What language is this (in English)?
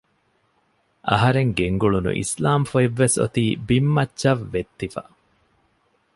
Divehi